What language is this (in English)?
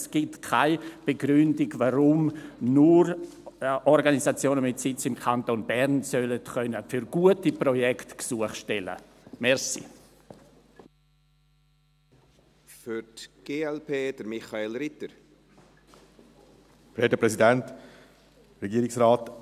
Swiss German